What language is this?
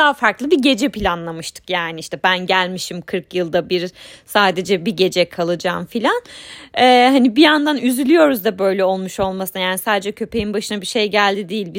Turkish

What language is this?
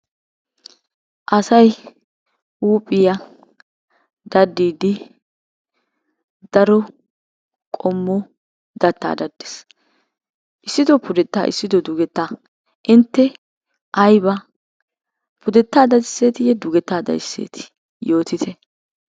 Wolaytta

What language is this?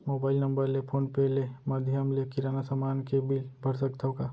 Chhattisgarhi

